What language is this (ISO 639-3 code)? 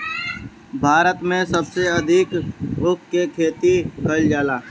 bho